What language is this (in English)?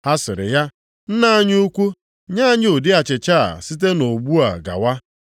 Igbo